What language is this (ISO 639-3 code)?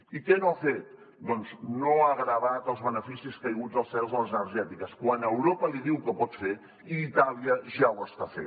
cat